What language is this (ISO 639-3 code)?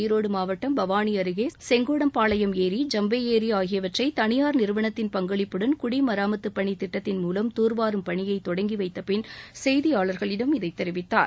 tam